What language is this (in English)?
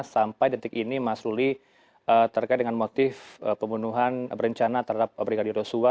Indonesian